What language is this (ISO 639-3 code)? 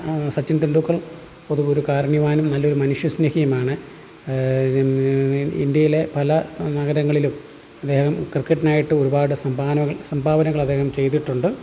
mal